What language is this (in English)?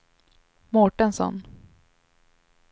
Swedish